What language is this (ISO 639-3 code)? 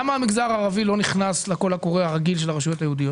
heb